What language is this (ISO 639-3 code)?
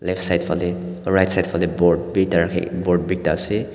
nag